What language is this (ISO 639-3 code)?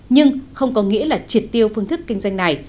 vie